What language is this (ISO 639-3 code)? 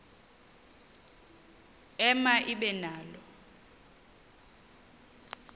xho